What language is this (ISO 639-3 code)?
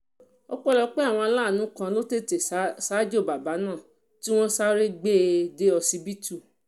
yor